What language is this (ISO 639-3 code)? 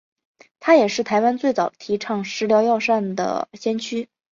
zho